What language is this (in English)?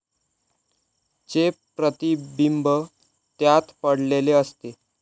Marathi